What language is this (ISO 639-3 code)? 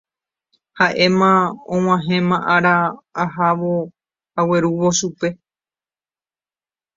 grn